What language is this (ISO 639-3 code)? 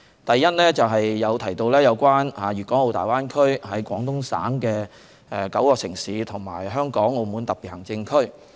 yue